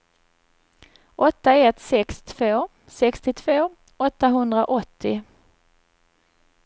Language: Swedish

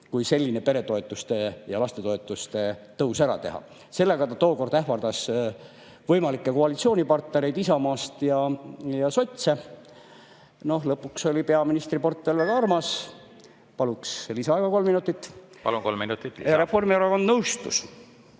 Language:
Estonian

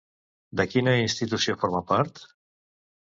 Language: Catalan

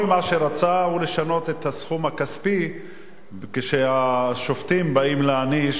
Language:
Hebrew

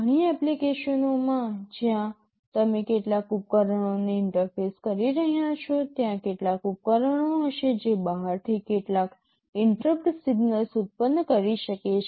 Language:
Gujarati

